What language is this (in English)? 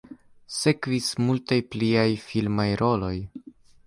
Esperanto